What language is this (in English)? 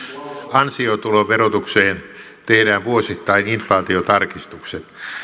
Finnish